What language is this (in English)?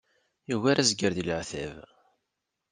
Kabyle